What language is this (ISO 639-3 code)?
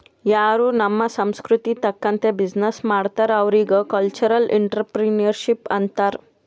kan